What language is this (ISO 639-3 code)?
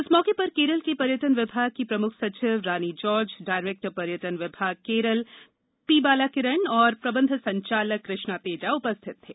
hin